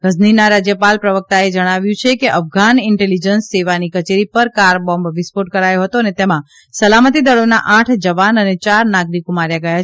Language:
Gujarati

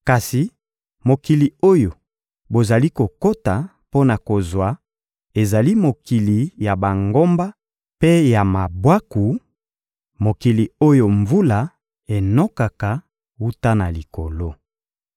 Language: Lingala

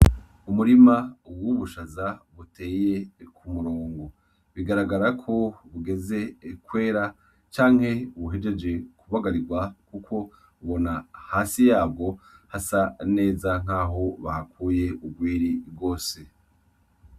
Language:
Rundi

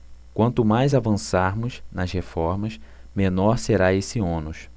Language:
Portuguese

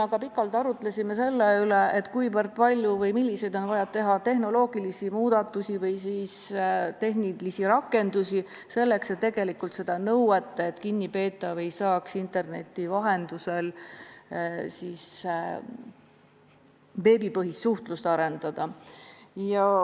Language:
Estonian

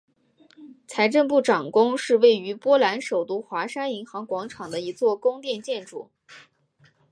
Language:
Chinese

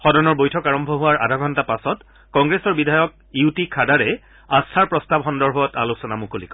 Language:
Assamese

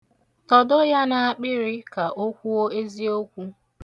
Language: Igbo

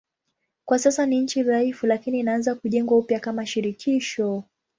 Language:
Swahili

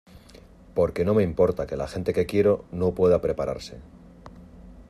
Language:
Spanish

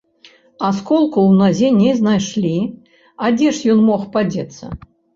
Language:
Belarusian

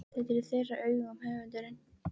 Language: Icelandic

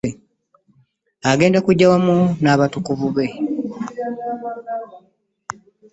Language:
Ganda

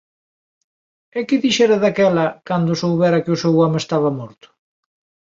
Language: Galician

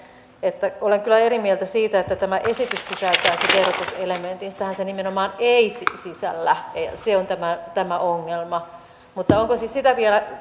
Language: Finnish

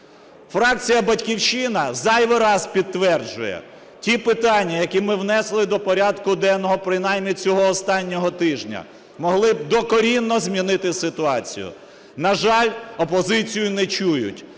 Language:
Ukrainian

